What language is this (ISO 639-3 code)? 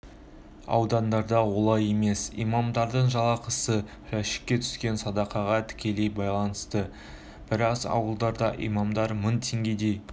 kaz